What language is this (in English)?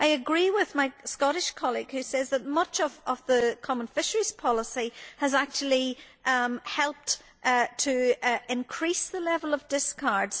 English